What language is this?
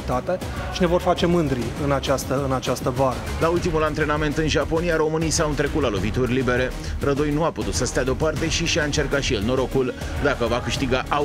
Romanian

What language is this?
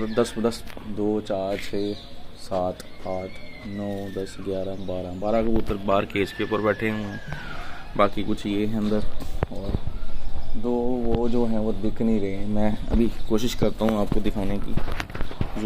Hindi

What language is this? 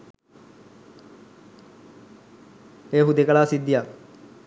Sinhala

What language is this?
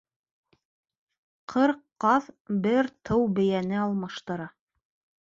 Bashkir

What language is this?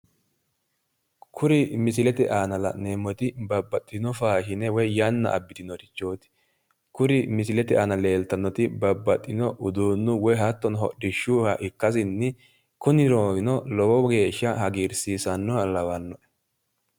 Sidamo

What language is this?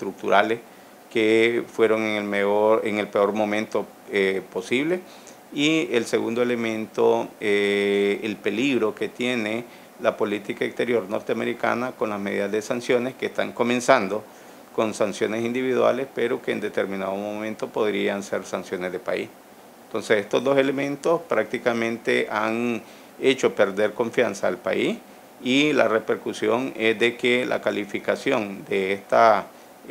Spanish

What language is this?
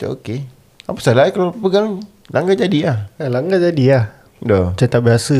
Malay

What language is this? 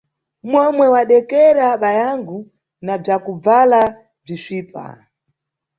Nyungwe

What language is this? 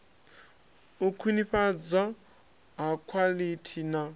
Venda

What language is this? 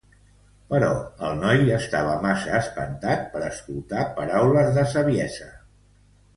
Catalan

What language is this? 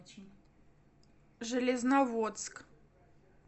Russian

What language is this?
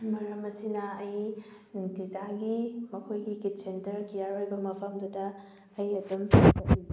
Manipuri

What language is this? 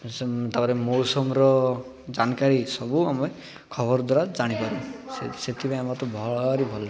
Odia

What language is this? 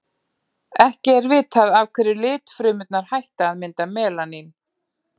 Icelandic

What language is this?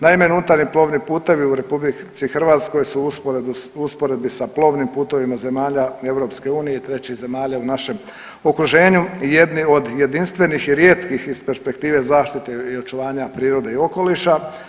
Croatian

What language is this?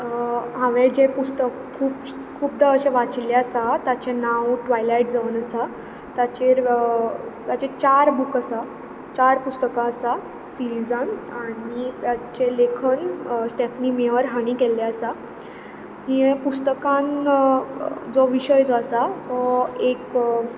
Konkani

